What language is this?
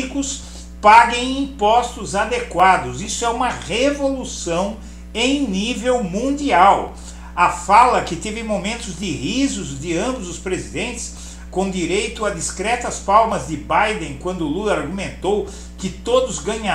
Portuguese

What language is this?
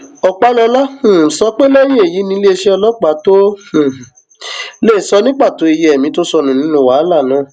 Yoruba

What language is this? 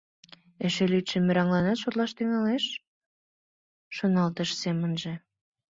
Mari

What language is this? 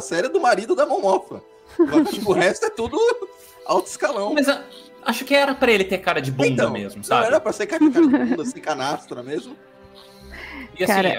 Portuguese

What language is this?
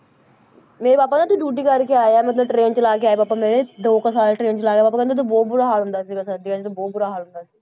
Punjabi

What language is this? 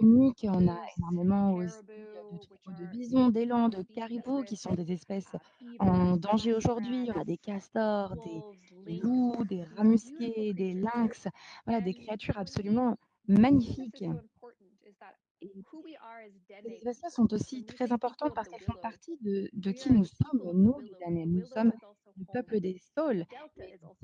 French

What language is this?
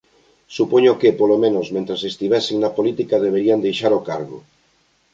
Galician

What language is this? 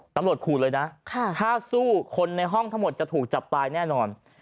Thai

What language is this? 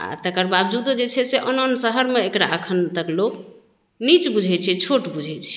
Maithili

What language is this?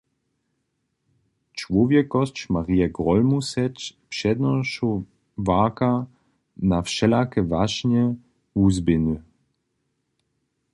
Upper Sorbian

